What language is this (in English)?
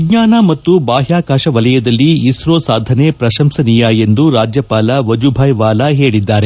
Kannada